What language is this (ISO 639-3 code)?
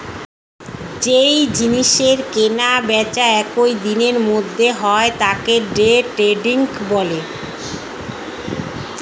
ben